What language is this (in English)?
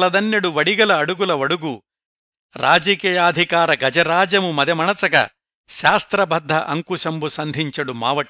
Telugu